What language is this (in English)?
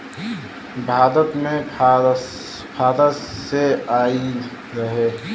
Bhojpuri